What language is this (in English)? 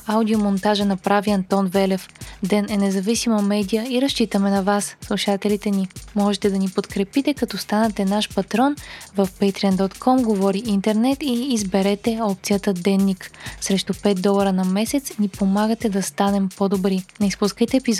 Bulgarian